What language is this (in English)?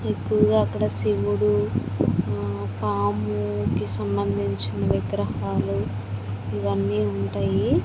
Telugu